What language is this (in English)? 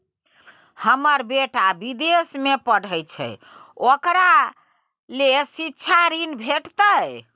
Maithili